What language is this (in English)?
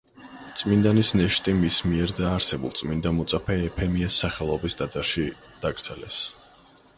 Georgian